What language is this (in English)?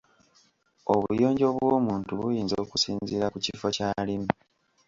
Ganda